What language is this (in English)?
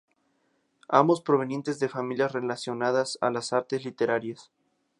Spanish